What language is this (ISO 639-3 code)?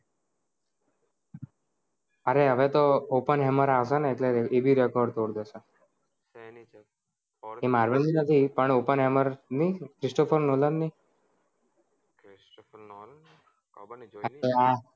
guj